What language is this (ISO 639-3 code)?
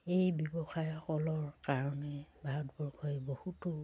asm